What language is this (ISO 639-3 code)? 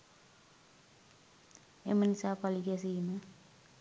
sin